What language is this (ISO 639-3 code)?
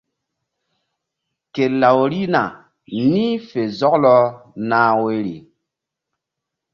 mdd